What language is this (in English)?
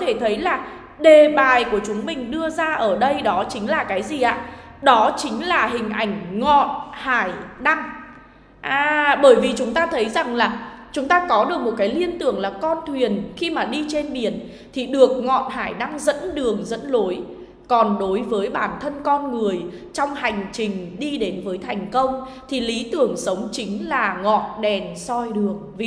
Vietnamese